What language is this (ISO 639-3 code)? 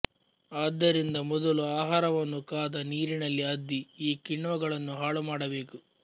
kan